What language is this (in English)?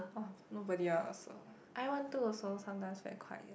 English